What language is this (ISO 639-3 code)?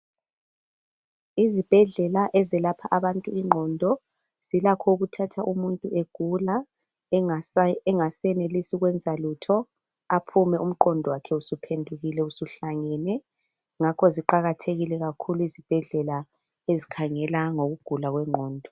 nde